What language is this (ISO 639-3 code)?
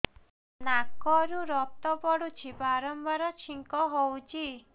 ori